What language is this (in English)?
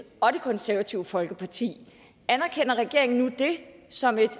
Danish